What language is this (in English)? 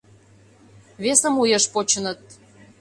Mari